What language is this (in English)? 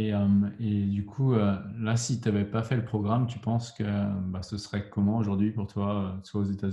French